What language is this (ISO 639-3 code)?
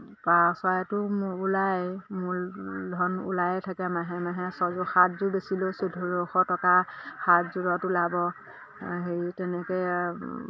asm